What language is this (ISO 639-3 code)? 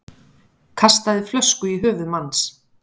isl